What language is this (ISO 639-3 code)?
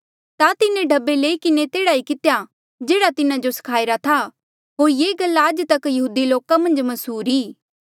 mjl